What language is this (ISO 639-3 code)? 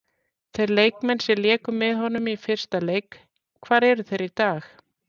isl